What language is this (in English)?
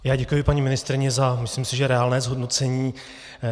Czech